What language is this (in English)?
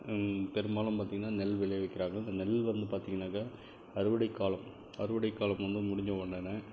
Tamil